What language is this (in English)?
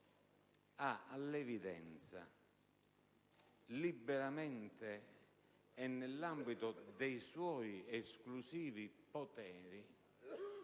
Italian